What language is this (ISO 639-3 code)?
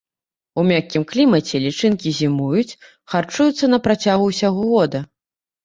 bel